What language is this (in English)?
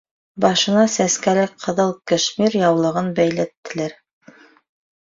Bashkir